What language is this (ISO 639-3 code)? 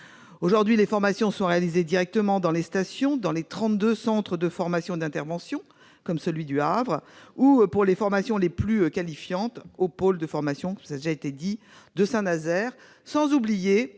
fra